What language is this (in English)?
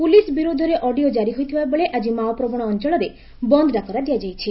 Odia